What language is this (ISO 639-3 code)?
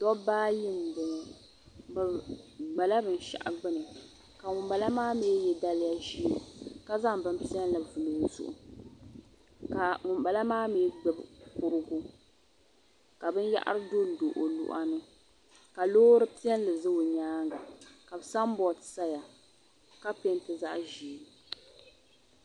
dag